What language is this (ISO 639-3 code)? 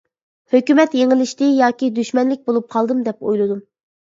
uig